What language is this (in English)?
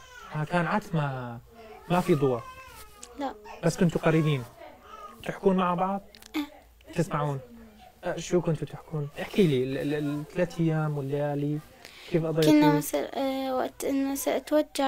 Arabic